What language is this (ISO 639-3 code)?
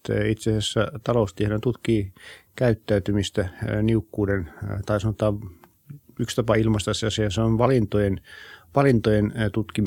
fin